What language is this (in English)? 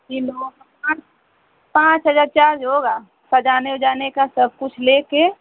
Hindi